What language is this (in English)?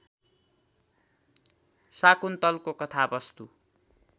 Nepali